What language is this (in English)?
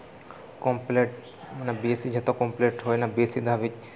Santali